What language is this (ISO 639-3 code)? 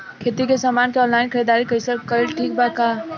bho